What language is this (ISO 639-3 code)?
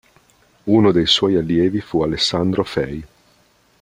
ita